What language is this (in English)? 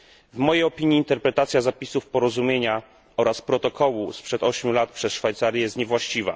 Polish